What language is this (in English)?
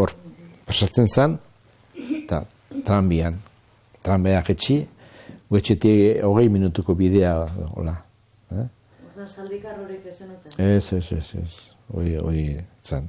Basque